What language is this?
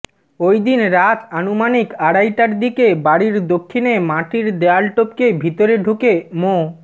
Bangla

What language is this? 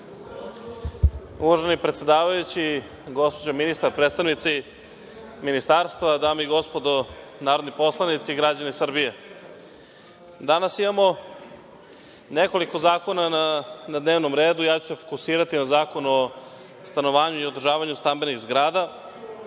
Serbian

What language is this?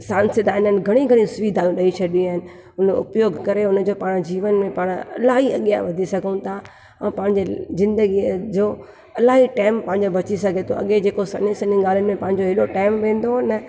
Sindhi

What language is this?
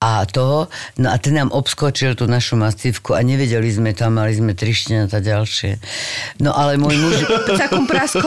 Slovak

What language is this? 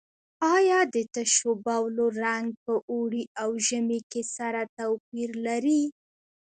Pashto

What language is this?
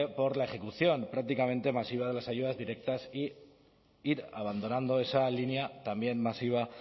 Spanish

